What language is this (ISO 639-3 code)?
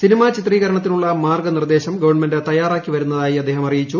mal